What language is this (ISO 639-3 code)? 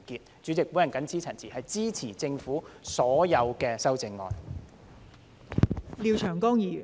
yue